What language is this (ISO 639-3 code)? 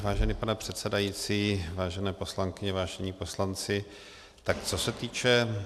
ces